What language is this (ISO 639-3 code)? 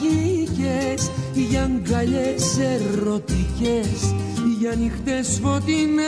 ell